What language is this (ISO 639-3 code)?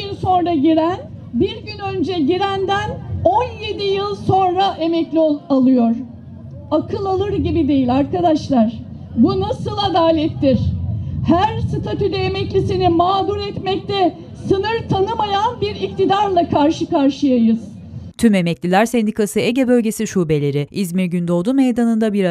tur